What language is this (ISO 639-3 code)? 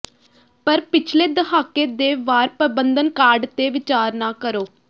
pan